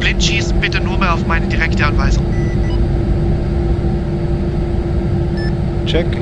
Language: German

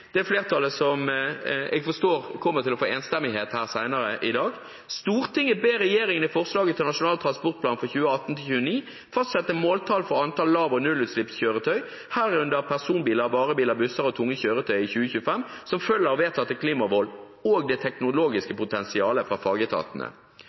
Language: Norwegian Bokmål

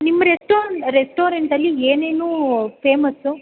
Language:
Kannada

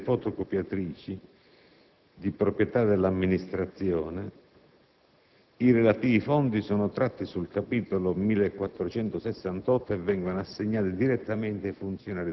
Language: Italian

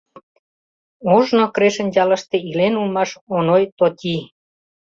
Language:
Mari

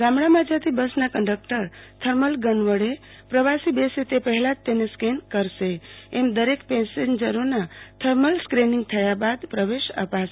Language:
Gujarati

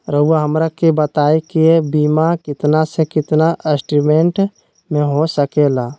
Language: Magahi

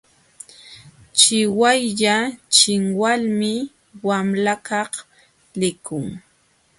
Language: Jauja Wanca Quechua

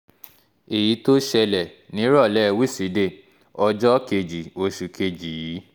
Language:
Yoruba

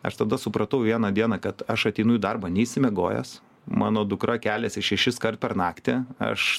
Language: Lithuanian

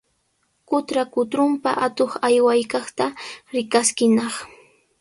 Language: Sihuas Ancash Quechua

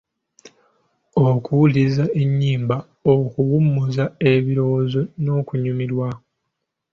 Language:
Ganda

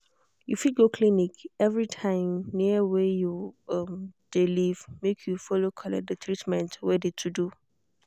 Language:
Nigerian Pidgin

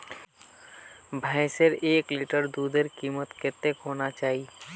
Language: Magahi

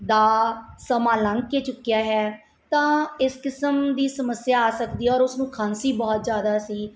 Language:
Punjabi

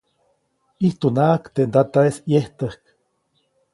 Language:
Copainalá Zoque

